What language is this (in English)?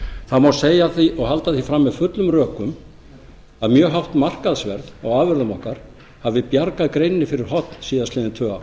Icelandic